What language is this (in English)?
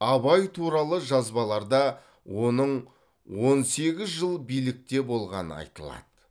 Kazakh